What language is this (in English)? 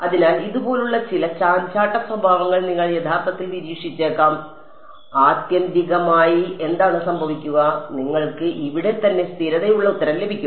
Malayalam